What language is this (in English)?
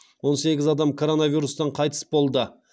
Kazakh